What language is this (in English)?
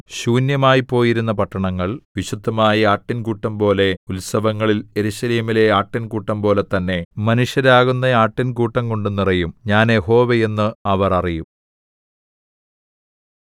Malayalam